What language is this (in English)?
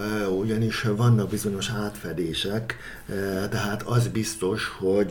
Hungarian